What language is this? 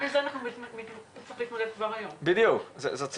Hebrew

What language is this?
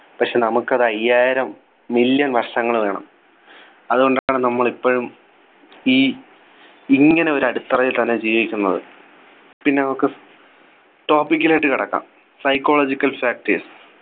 Malayalam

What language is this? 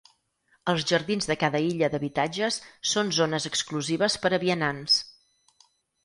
Catalan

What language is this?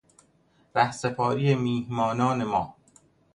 Persian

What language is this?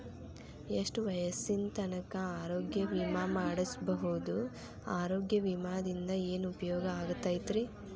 Kannada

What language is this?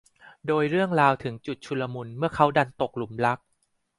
Thai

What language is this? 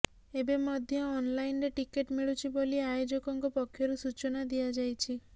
Odia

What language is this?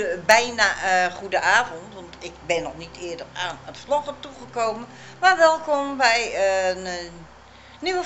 Dutch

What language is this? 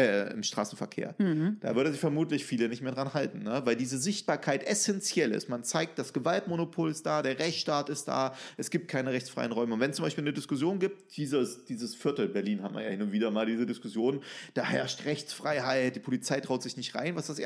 German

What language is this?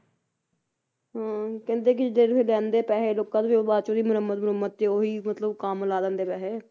Punjabi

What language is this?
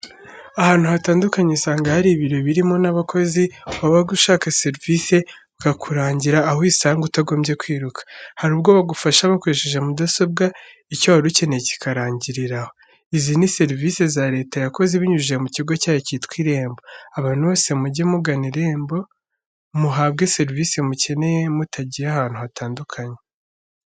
Kinyarwanda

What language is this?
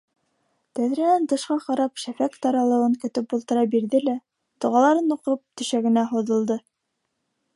Bashkir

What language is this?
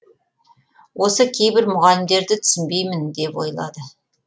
Kazakh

